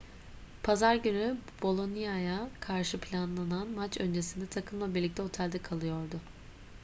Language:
Turkish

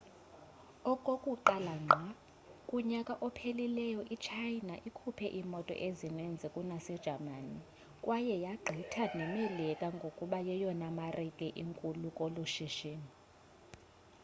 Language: Xhosa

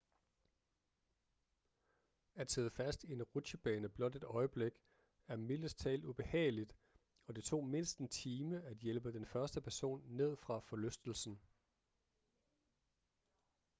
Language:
Danish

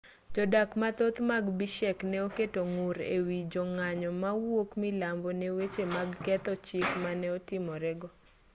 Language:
Luo (Kenya and Tanzania)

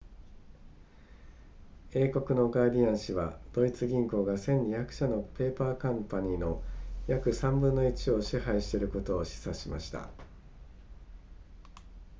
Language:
Japanese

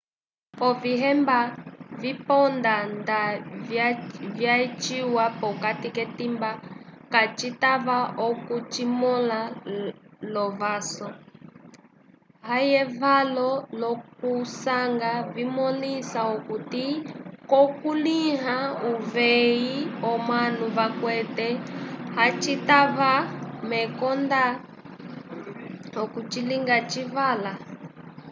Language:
Umbundu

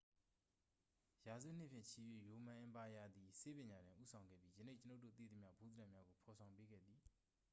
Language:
Burmese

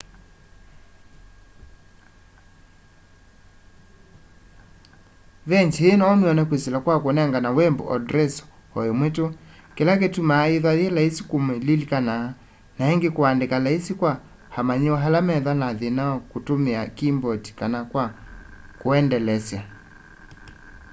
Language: Kamba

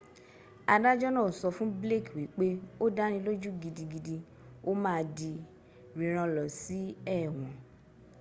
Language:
Yoruba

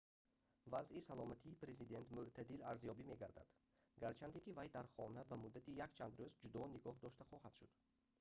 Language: Tajik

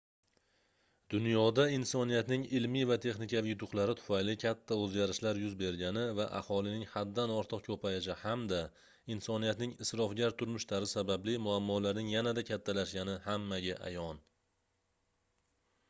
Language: Uzbek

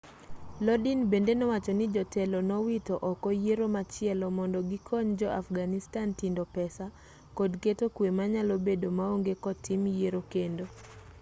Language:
Luo (Kenya and Tanzania)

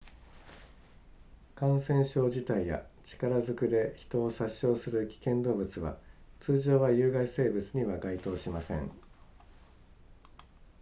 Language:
Japanese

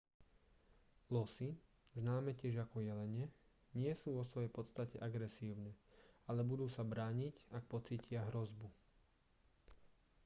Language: Slovak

